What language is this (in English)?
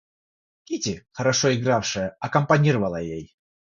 Russian